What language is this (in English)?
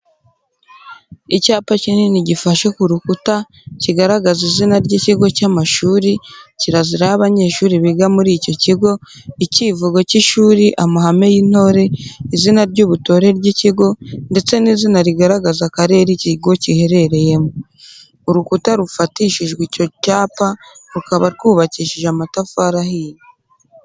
Kinyarwanda